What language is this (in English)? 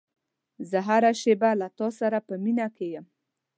Pashto